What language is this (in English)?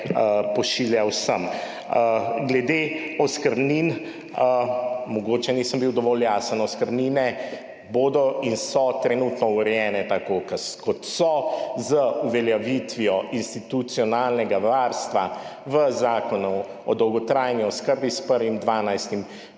Slovenian